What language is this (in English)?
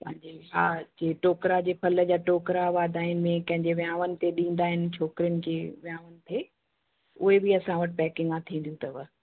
Sindhi